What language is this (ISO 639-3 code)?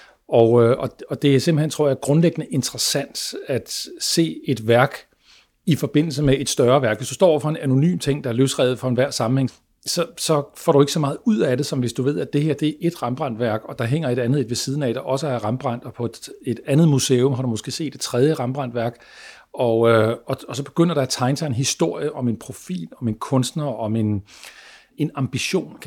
dan